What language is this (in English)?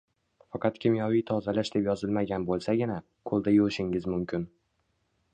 Uzbek